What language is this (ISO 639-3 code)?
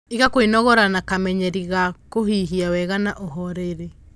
kik